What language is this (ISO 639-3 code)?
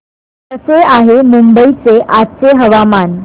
mar